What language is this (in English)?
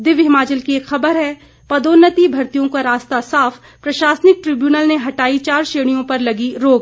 Hindi